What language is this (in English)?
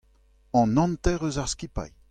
Breton